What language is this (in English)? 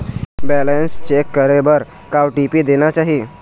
Chhattisgarhi